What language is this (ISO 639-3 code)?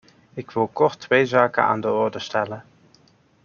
nld